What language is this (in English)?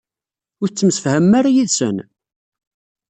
Kabyle